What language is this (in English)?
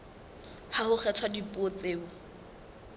Southern Sotho